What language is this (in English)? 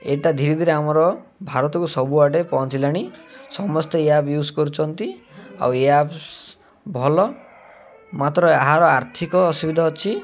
Odia